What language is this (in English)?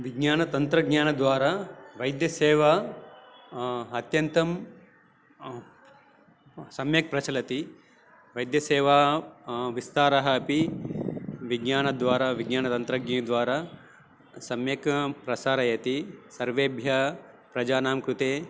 Sanskrit